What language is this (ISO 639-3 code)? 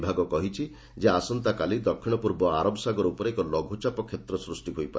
ori